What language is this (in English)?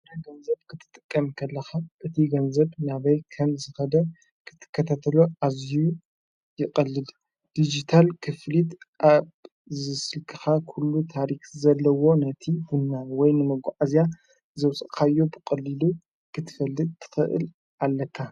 Tigrinya